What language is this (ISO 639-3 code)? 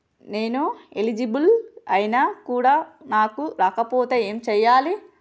tel